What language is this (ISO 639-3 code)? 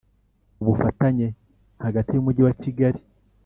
kin